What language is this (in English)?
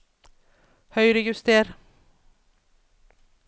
Norwegian